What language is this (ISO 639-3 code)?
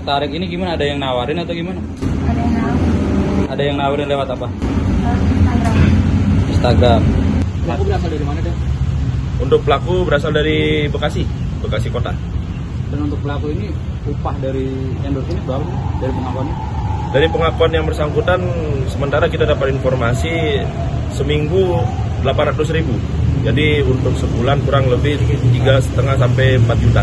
ind